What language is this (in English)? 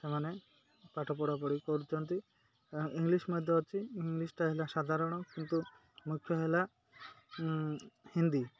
Odia